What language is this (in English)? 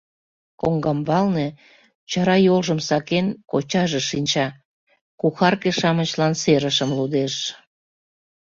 Mari